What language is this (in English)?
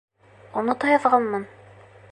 Bashkir